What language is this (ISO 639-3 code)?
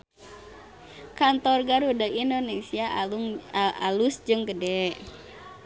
sun